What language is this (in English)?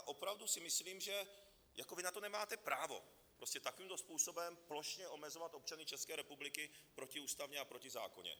Czech